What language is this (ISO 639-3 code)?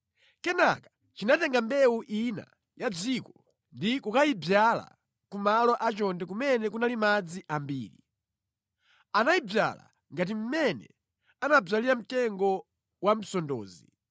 nya